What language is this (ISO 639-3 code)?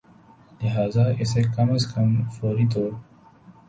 urd